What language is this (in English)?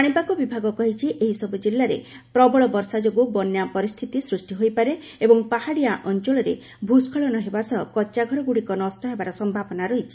Odia